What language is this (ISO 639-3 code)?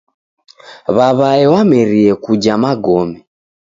dav